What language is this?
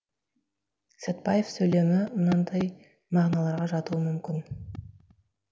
Kazakh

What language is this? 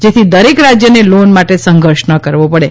Gujarati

